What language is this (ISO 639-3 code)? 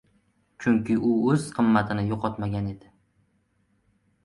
uzb